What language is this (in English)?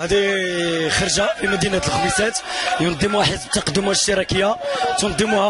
Arabic